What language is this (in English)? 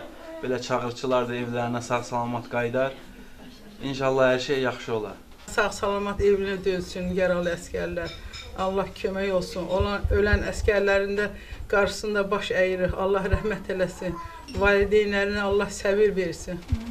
Turkish